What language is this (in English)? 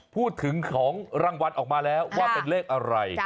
Thai